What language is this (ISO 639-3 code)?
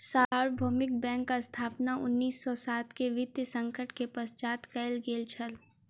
mai